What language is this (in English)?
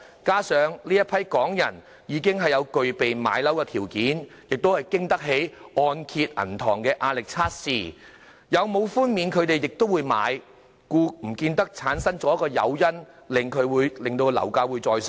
Cantonese